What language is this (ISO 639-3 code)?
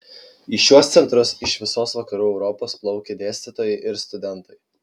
lit